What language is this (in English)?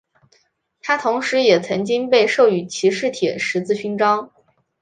Chinese